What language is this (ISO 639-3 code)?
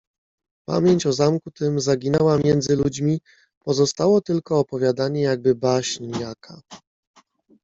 pol